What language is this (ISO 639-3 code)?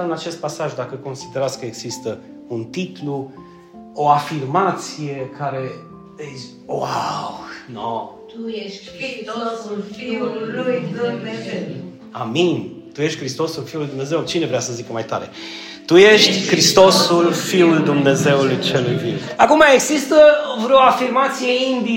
ron